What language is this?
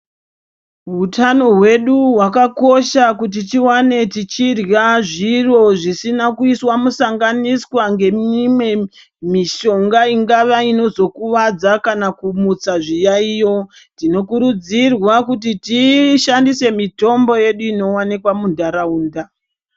Ndau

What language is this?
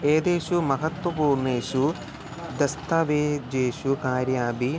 Sanskrit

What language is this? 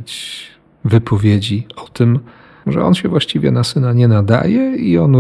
Polish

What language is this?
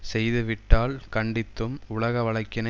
Tamil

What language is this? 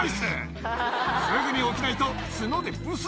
Japanese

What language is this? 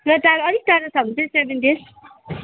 Nepali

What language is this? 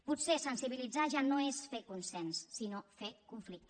Catalan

